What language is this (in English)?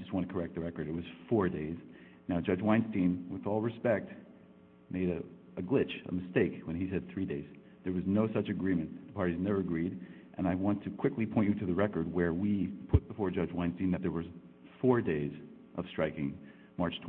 English